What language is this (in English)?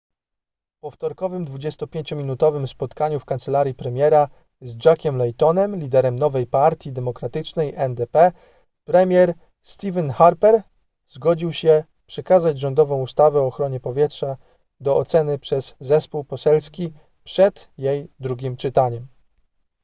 Polish